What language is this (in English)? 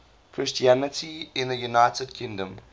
English